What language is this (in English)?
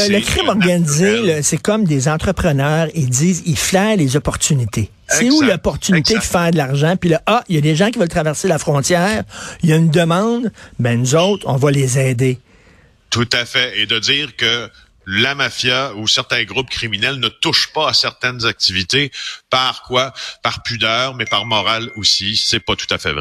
French